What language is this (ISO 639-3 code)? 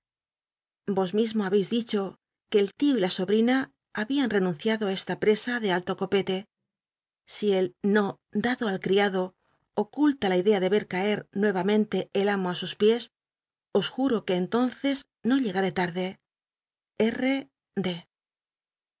spa